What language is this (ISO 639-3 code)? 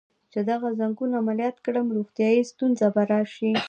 pus